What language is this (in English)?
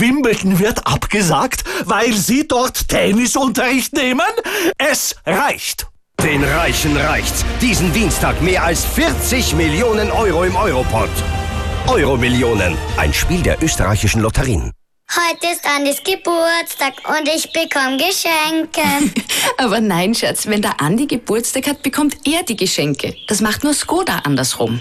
German